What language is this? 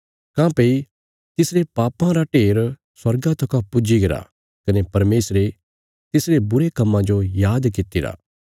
Bilaspuri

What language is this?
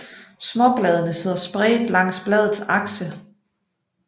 Danish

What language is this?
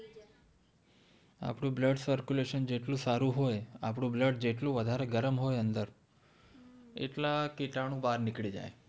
Gujarati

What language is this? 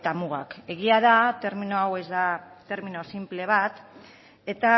Basque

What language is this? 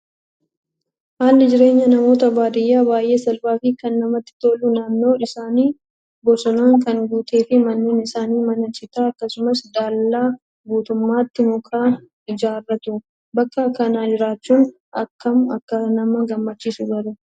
Oromo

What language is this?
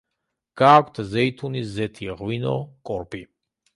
Georgian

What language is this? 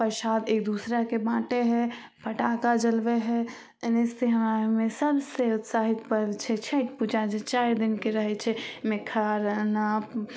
Maithili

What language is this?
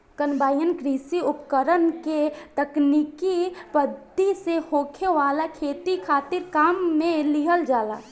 Bhojpuri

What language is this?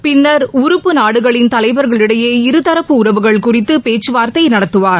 Tamil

